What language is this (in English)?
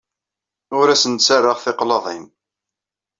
Kabyle